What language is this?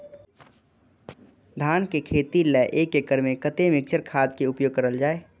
Maithili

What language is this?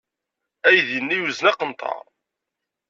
Kabyle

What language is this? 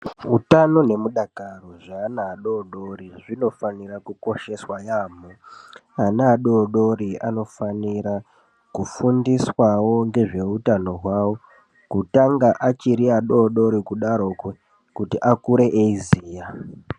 Ndau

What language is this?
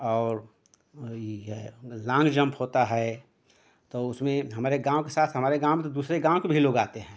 Hindi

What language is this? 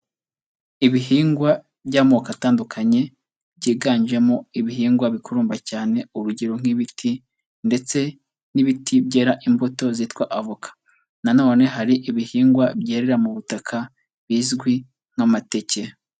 Kinyarwanda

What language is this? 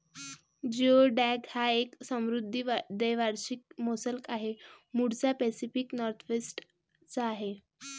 Marathi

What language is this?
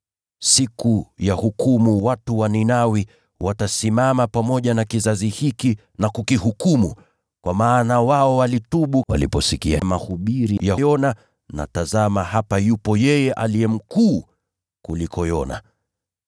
Swahili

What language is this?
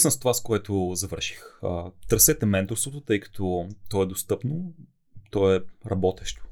Bulgarian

